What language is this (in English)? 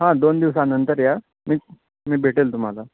Marathi